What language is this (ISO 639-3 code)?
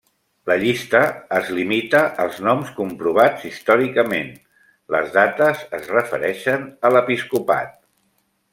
cat